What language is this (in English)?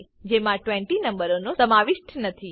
Gujarati